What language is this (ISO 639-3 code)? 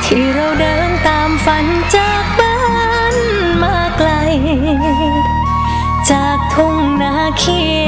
tha